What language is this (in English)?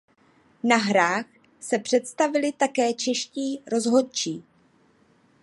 Czech